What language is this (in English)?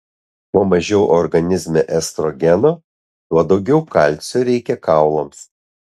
Lithuanian